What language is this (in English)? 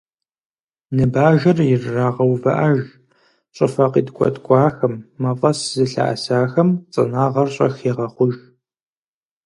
Kabardian